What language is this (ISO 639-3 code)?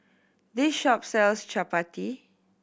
eng